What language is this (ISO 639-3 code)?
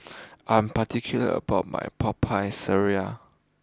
eng